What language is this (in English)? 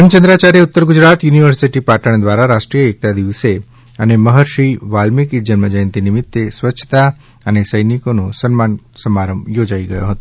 Gujarati